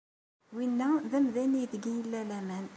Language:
Kabyle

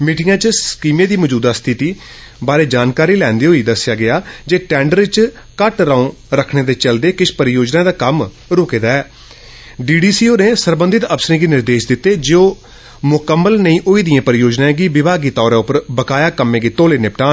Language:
Dogri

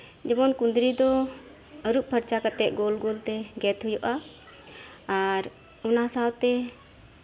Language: Santali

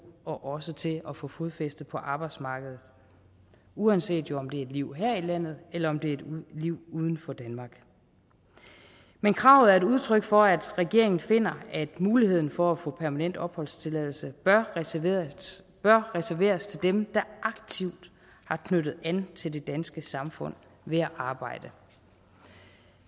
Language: Danish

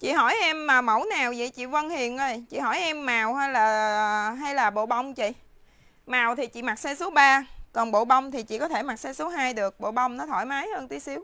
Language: Vietnamese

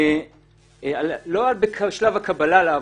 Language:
Hebrew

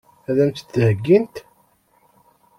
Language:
Kabyle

